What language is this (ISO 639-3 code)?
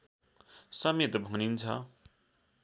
nep